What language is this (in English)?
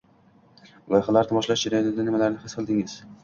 Uzbek